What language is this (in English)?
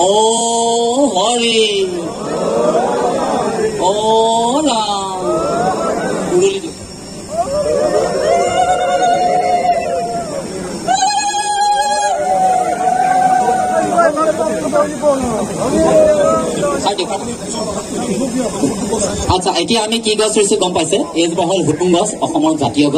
Indonesian